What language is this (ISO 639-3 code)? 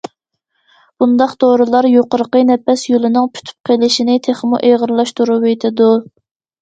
uig